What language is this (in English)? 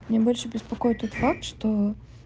Russian